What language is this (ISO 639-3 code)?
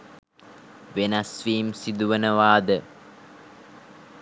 sin